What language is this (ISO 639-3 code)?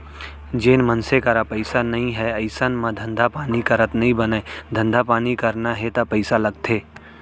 hne